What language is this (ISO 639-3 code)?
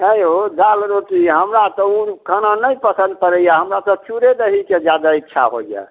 mai